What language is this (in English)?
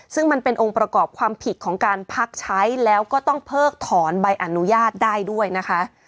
Thai